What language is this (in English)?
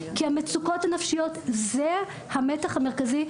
Hebrew